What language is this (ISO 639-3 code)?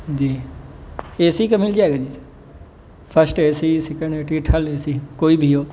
urd